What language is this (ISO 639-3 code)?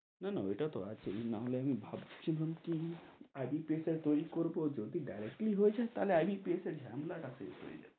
ben